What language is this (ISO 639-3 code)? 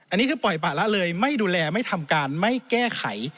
tha